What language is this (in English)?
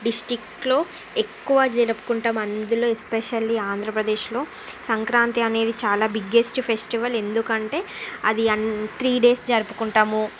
Telugu